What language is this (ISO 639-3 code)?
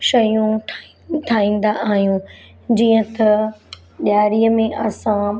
snd